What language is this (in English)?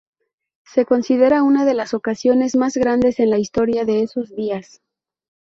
Spanish